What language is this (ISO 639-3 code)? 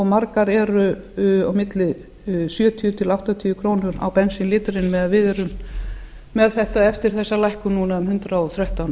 isl